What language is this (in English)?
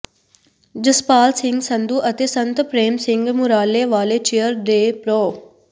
Punjabi